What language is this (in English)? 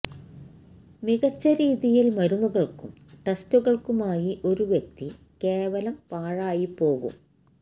Malayalam